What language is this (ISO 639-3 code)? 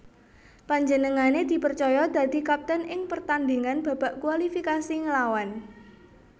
jav